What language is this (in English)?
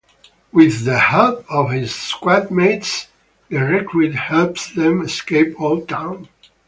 English